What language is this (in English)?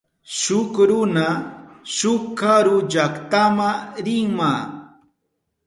Southern Pastaza Quechua